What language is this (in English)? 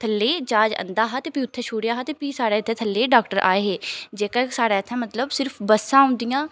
Dogri